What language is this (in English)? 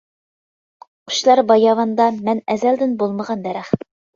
Uyghur